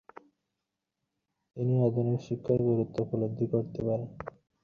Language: Bangla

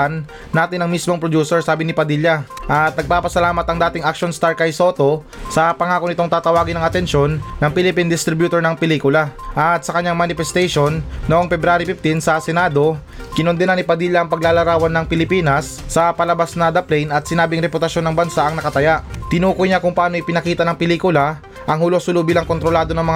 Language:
Filipino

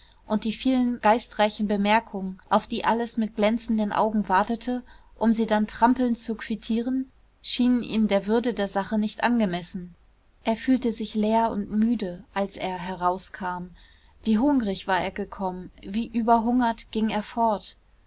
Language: German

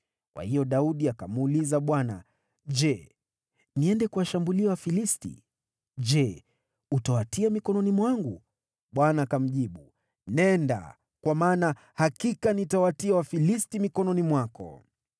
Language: Swahili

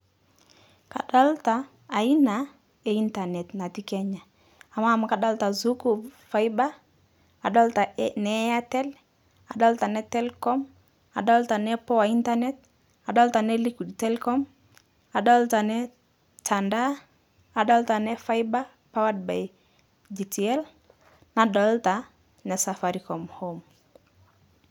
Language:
Masai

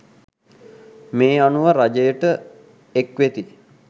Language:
Sinhala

